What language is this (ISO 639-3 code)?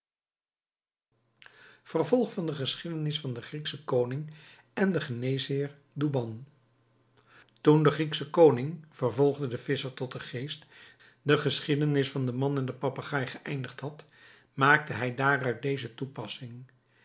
nld